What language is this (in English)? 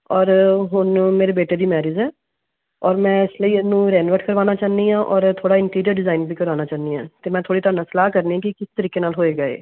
Punjabi